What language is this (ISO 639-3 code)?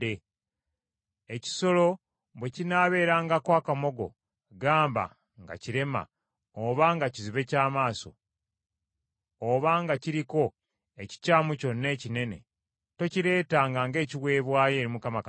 lug